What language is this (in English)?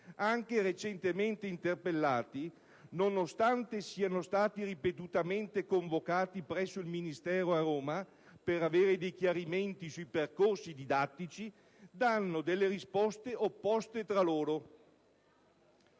Italian